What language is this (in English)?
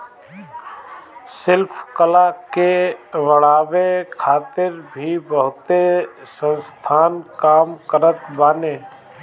Bhojpuri